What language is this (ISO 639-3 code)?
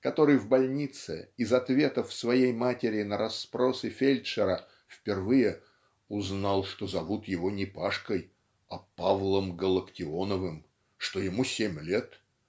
rus